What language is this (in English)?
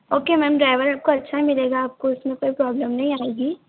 Hindi